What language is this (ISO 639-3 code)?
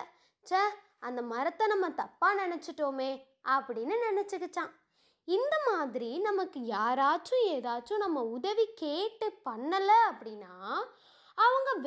tam